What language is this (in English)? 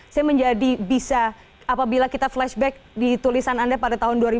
Indonesian